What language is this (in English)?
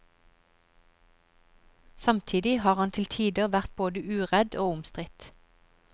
Norwegian